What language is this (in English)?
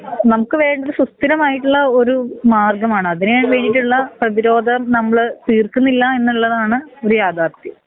Malayalam